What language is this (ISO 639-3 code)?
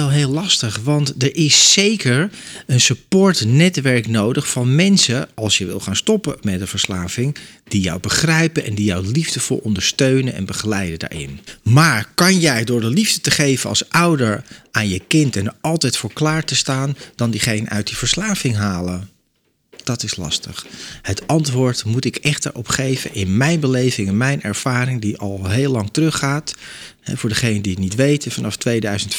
nld